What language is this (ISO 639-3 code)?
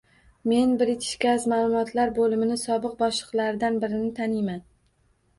uzb